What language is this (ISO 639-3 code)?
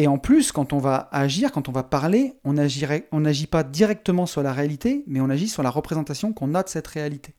fra